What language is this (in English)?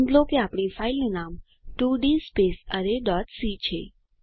Gujarati